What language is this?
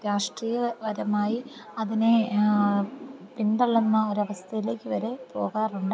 Malayalam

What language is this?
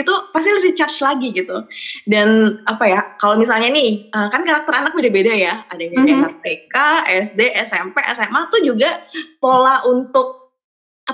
Indonesian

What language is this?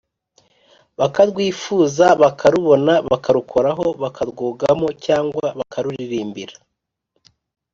Kinyarwanda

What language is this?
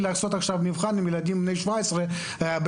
Hebrew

